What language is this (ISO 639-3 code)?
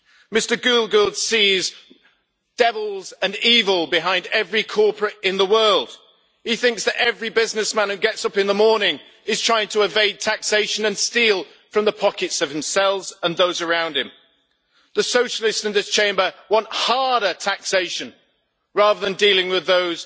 eng